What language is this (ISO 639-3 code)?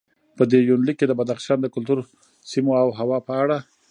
pus